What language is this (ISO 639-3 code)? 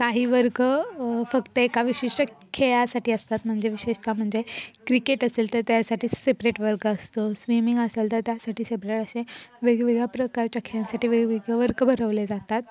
mar